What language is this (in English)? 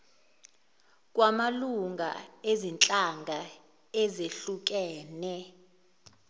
Zulu